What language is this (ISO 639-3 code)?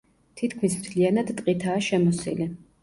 kat